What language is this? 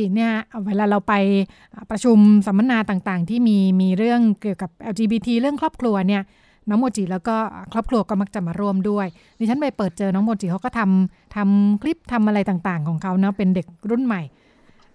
Thai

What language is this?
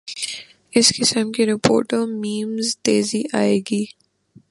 Urdu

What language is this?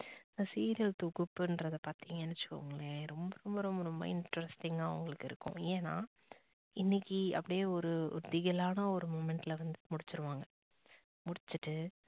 Tamil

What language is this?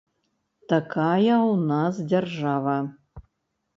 Belarusian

